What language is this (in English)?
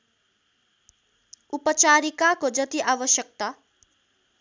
Nepali